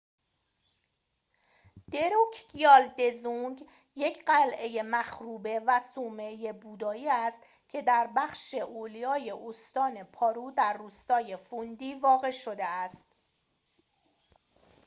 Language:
Persian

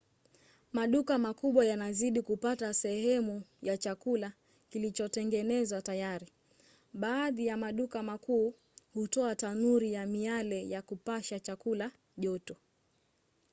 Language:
Swahili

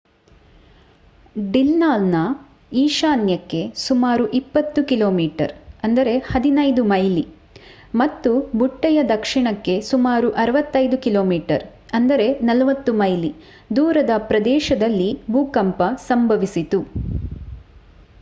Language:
Kannada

